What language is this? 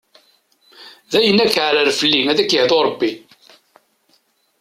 Kabyle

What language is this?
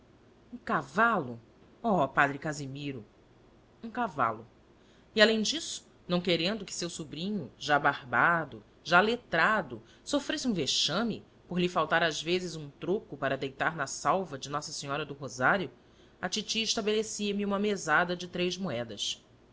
Portuguese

